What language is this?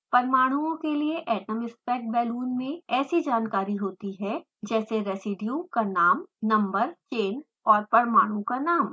Hindi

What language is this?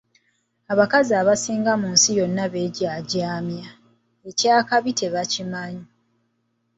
Ganda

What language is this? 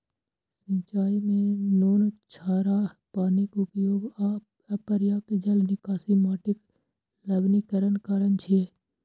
Maithili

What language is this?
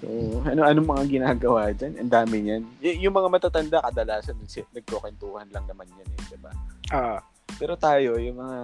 Filipino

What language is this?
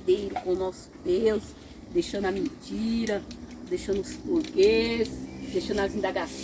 Portuguese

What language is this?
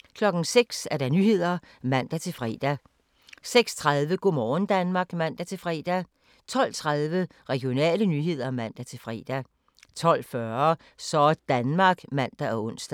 Danish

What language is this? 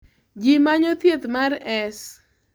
Luo (Kenya and Tanzania)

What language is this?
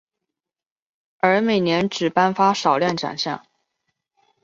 Chinese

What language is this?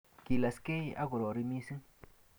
Kalenjin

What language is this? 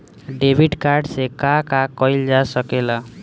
Bhojpuri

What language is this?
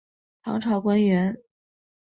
Chinese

